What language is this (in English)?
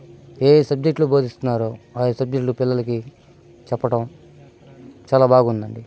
Telugu